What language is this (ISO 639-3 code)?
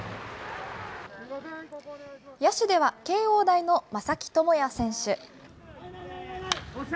jpn